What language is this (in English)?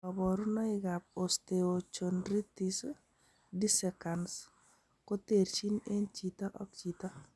Kalenjin